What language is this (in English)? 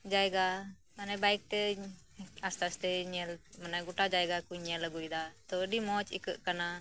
Santali